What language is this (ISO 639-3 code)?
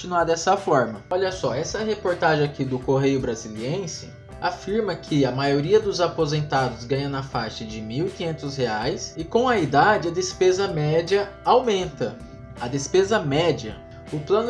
por